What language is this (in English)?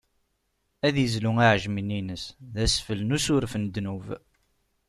Kabyle